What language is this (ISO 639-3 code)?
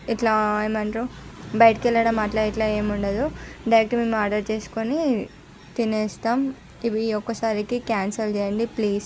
tel